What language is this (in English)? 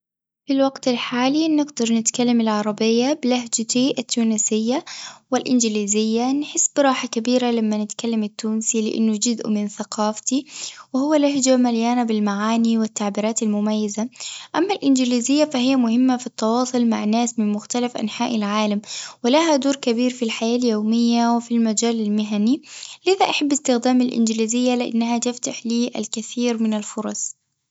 Tunisian Arabic